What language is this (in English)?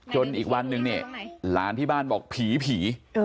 Thai